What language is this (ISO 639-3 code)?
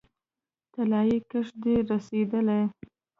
pus